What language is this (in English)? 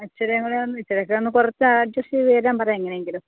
Malayalam